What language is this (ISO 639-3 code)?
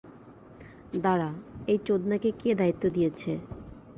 ben